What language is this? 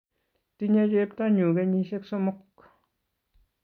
Kalenjin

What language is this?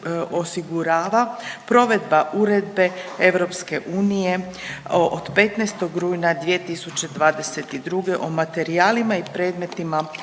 Croatian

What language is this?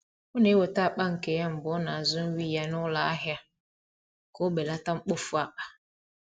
Igbo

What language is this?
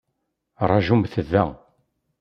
Kabyle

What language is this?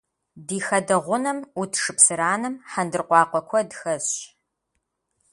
Kabardian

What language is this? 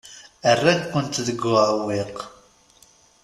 Kabyle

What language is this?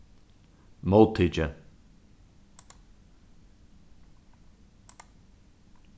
Faroese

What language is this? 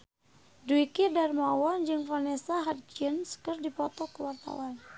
Sundanese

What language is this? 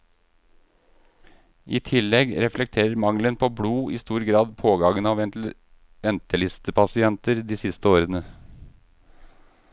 Norwegian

